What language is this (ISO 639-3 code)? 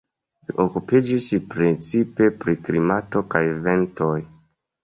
epo